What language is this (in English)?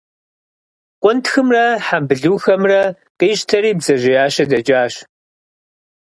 Kabardian